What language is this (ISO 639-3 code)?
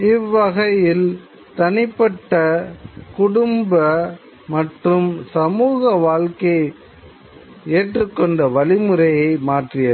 tam